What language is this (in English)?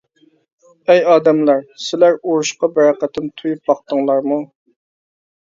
Uyghur